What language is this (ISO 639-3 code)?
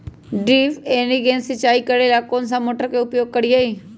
mag